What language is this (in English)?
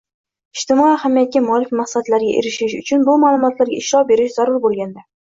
Uzbek